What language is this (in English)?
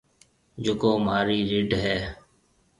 Marwari (Pakistan)